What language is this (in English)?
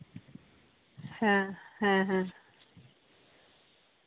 Santali